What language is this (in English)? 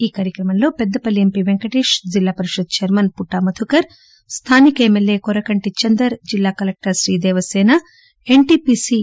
Telugu